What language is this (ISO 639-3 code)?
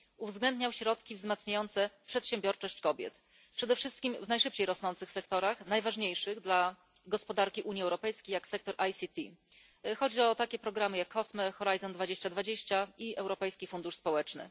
pol